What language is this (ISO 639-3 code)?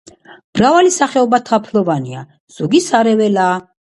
kat